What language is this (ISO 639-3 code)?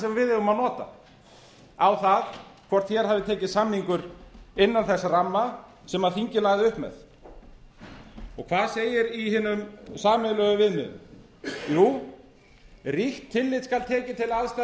isl